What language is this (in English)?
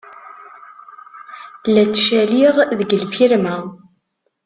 Kabyle